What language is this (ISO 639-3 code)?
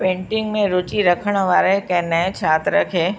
snd